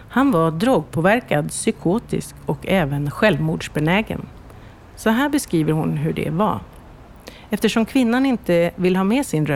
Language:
Swedish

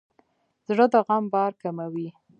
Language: Pashto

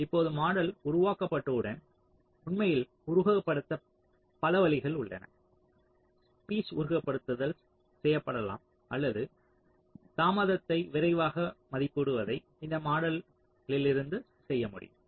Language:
Tamil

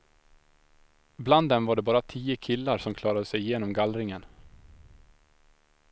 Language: Swedish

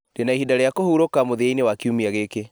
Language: Kikuyu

